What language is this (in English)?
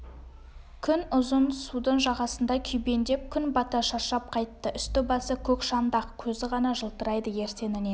Kazakh